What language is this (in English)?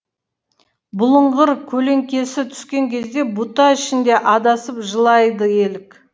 Kazakh